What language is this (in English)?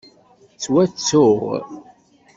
Kabyle